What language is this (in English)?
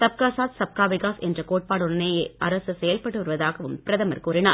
Tamil